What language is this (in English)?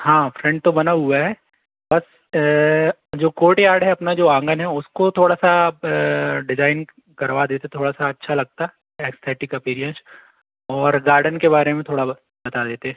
Hindi